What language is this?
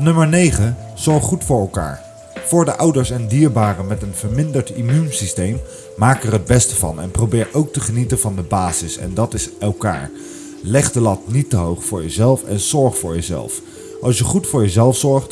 Dutch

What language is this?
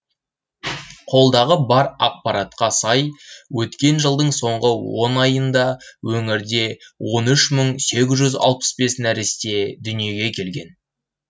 Kazakh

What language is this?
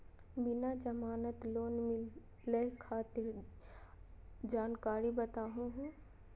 Magahi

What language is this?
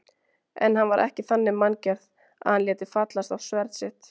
Icelandic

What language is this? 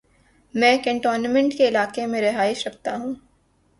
Urdu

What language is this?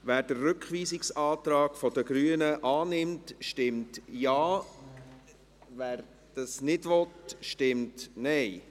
Swiss German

